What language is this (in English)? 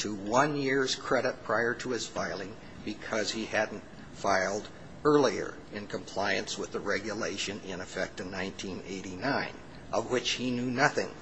English